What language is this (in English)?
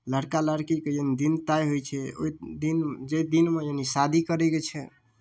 Maithili